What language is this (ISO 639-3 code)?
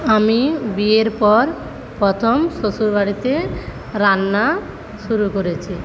ben